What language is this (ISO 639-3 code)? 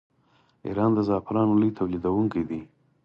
pus